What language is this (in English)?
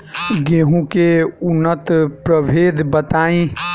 Bhojpuri